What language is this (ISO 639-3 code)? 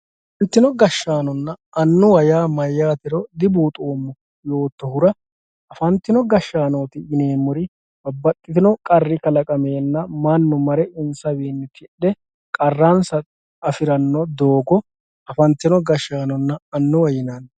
sid